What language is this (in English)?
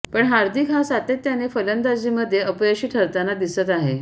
Marathi